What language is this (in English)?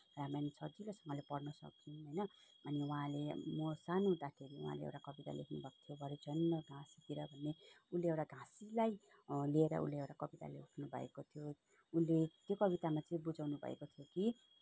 Nepali